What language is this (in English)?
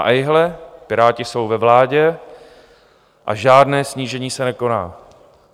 Czech